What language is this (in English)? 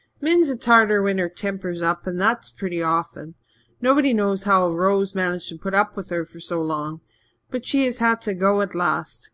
English